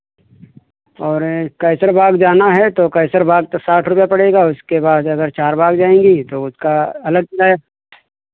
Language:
Hindi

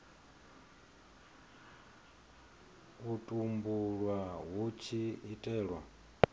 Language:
Venda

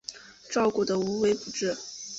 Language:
Chinese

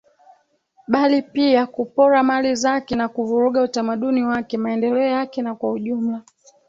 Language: Swahili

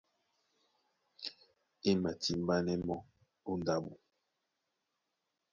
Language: Duala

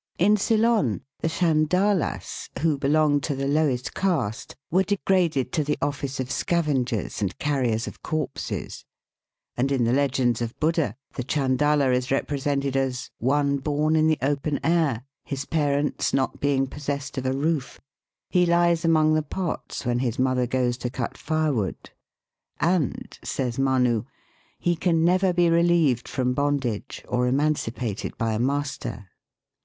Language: English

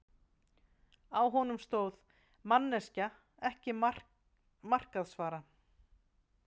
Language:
Icelandic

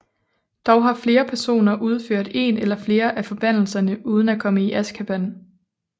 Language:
Danish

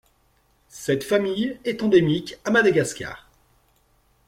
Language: French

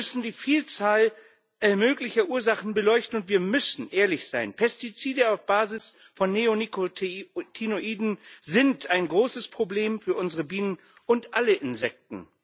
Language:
German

